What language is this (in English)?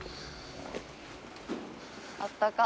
Japanese